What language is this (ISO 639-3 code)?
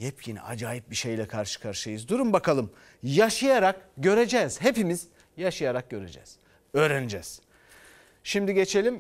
tur